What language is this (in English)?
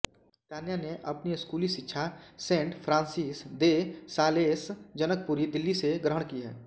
Hindi